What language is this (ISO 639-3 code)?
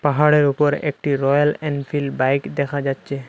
ben